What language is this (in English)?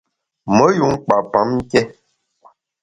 Bamun